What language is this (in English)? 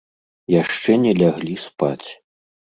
Belarusian